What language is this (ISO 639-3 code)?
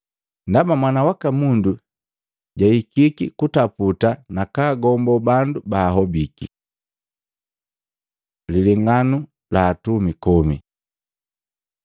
mgv